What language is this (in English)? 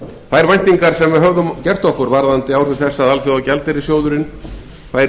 Icelandic